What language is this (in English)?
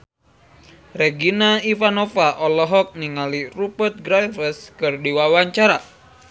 Sundanese